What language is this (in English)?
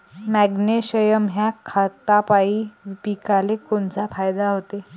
Marathi